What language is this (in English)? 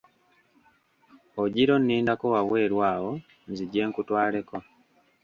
Ganda